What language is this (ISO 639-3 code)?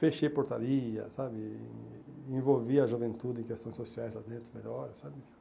por